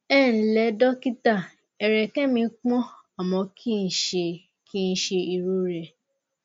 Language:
Yoruba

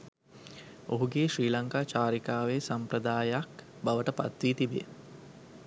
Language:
Sinhala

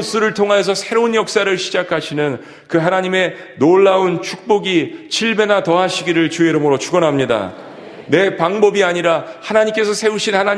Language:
Korean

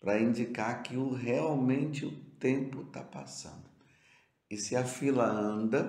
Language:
Portuguese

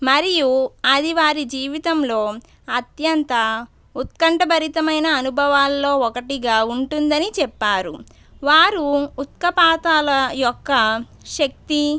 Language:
Telugu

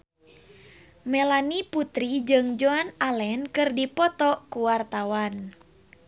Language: Sundanese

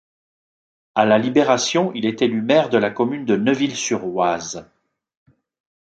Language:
French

